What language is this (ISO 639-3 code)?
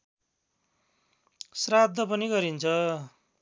nep